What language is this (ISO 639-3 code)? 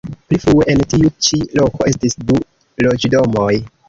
epo